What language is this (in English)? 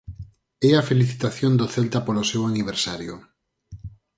Galician